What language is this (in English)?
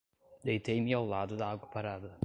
Portuguese